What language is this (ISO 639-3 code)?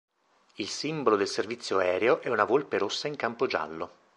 ita